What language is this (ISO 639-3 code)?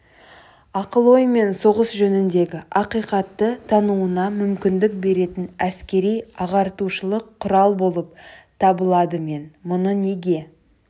kaz